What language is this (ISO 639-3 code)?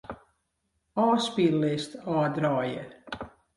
fry